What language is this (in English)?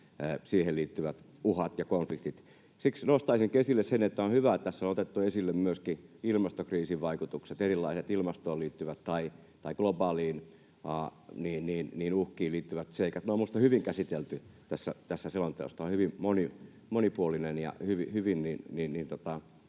Finnish